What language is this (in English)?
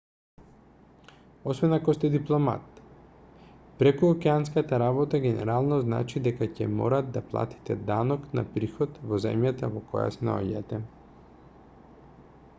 Macedonian